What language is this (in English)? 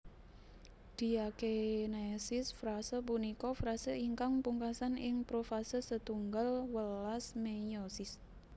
Javanese